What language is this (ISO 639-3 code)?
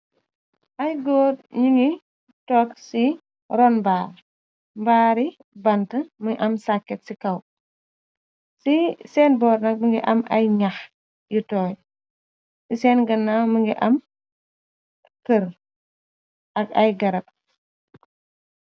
wol